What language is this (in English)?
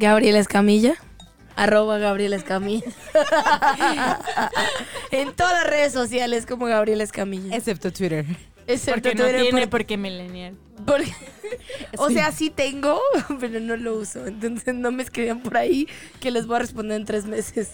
Spanish